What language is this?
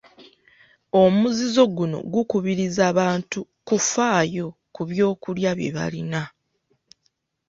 Ganda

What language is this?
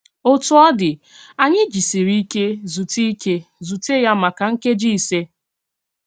Igbo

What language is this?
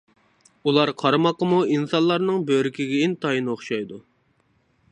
Uyghur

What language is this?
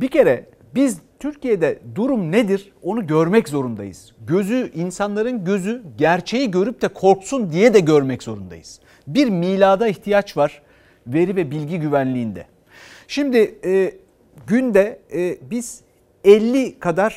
Turkish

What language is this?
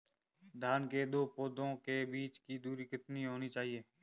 Hindi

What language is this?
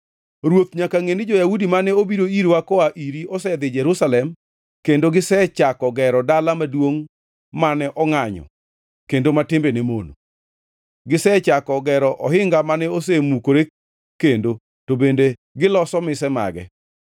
Luo (Kenya and Tanzania)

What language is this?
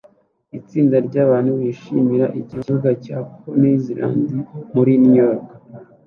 Kinyarwanda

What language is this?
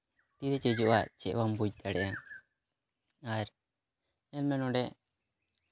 Santali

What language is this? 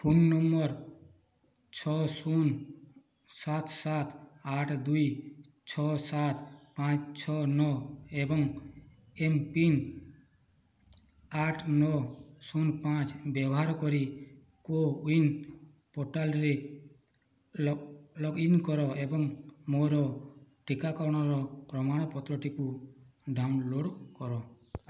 Odia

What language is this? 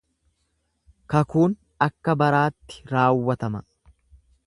Oromo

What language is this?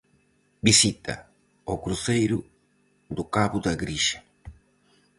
Galician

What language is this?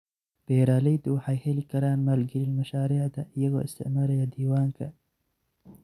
Somali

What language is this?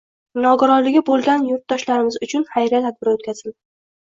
Uzbek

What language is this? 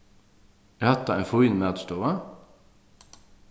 Faroese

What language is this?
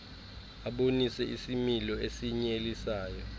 Xhosa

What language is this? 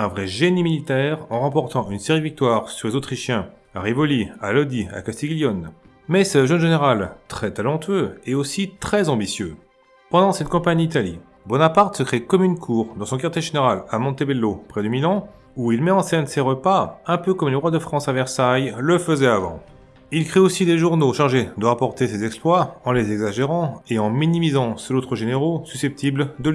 French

